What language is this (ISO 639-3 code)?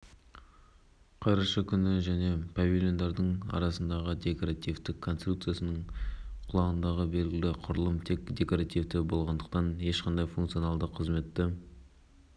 kaz